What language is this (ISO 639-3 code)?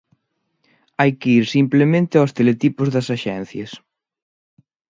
glg